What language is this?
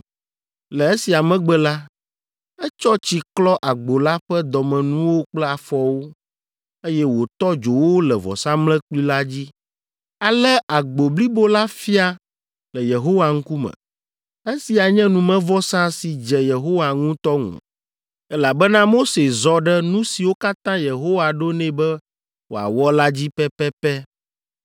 Ewe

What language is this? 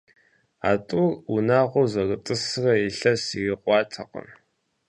Kabardian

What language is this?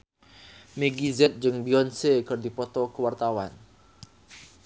Sundanese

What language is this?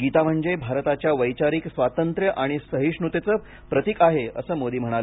Marathi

